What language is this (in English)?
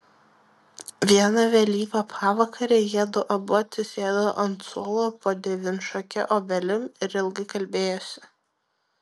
Lithuanian